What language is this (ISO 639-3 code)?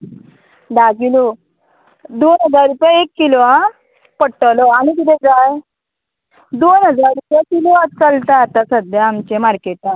kok